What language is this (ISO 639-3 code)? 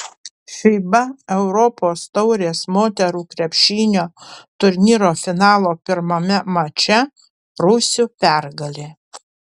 lit